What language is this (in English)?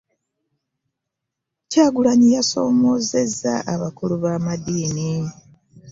Ganda